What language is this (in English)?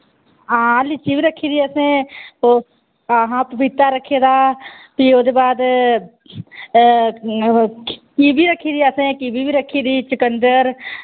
Dogri